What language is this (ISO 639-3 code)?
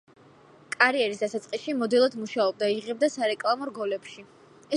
kat